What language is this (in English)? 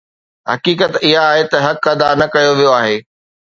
Sindhi